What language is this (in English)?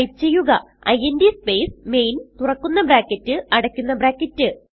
Malayalam